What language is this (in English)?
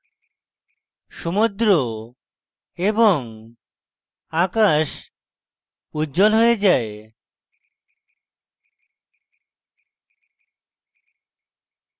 Bangla